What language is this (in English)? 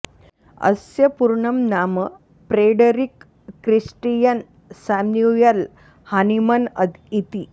Sanskrit